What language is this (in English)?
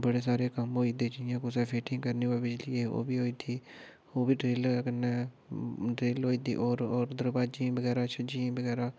Dogri